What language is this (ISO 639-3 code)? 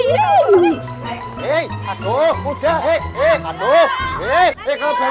ind